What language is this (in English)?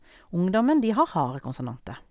Norwegian